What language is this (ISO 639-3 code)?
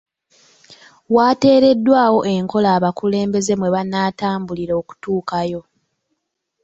lug